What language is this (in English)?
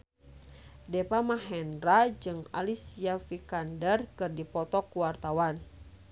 Sundanese